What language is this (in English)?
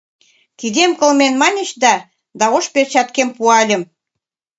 Mari